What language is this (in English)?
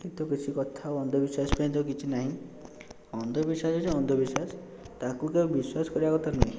Odia